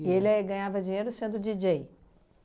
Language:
Portuguese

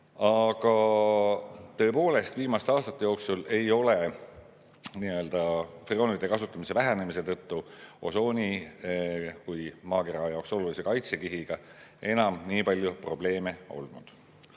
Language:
Estonian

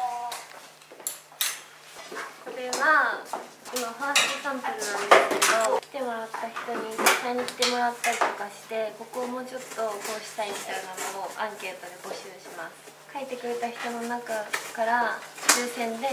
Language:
Japanese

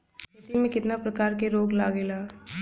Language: Bhojpuri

